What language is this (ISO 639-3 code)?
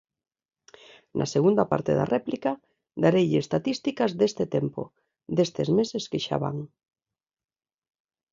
glg